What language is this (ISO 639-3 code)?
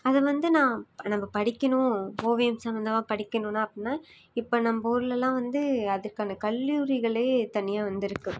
tam